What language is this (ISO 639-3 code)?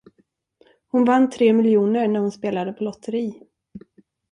swe